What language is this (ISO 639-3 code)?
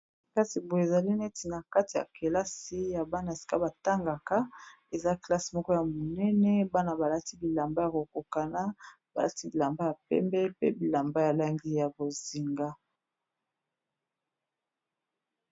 lin